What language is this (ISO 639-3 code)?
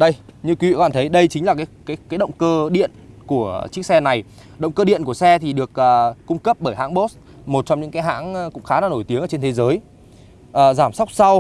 vie